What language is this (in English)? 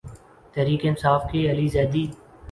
Urdu